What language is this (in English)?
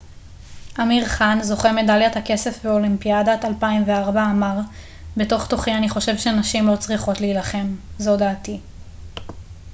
Hebrew